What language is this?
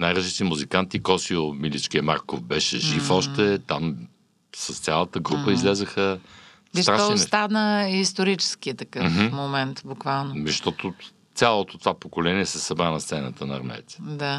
Bulgarian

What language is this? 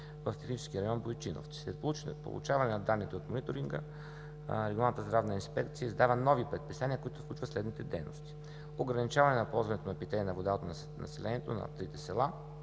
Bulgarian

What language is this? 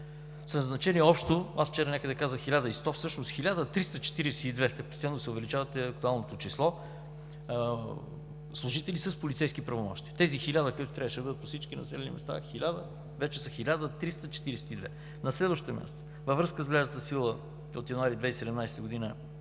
Bulgarian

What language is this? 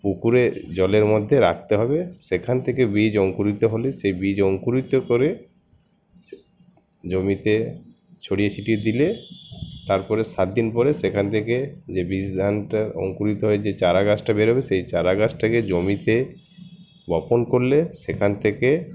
Bangla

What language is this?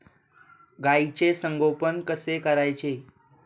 Marathi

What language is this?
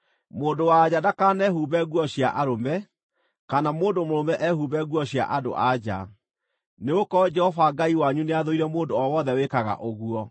Kikuyu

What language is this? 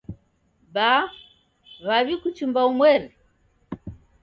Taita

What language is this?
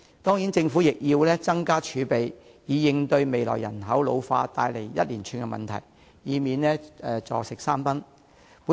Cantonese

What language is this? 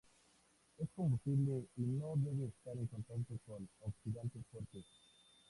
Spanish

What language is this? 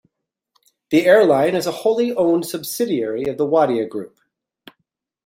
English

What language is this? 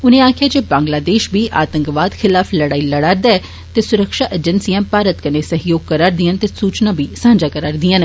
Dogri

